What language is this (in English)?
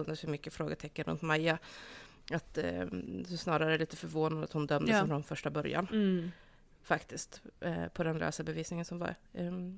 Swedish